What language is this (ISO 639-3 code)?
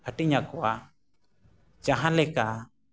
sat